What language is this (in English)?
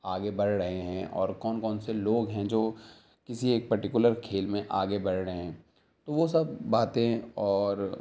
Urdu